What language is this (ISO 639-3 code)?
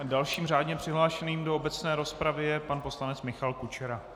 ces